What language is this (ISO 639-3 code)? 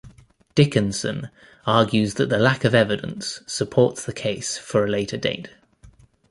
eng